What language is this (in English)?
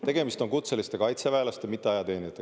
Estonian